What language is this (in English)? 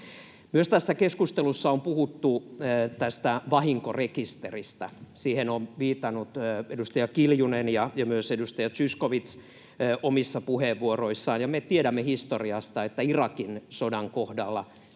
Finnish